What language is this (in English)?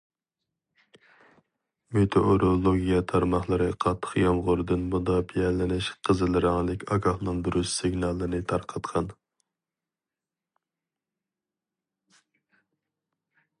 Uyghur